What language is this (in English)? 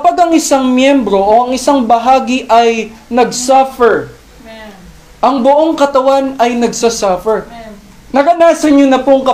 Filipino